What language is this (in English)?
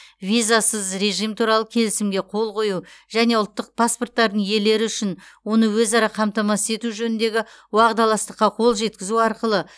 Kazakh